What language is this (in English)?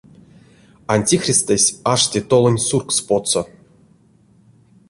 Erzya